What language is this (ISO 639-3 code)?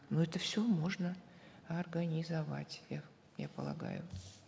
kaz